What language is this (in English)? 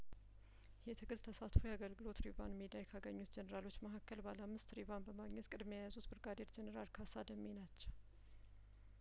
Amharic